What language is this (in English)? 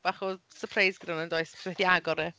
Welsh